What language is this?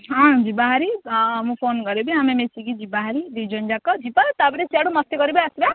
Odia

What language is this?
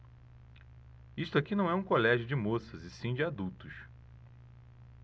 Portuguese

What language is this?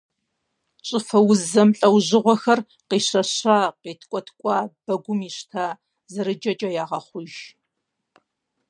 Kabardian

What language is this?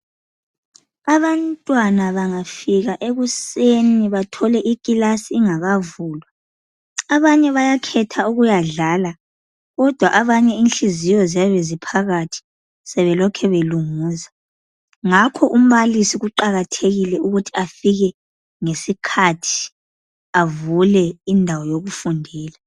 North Ndebele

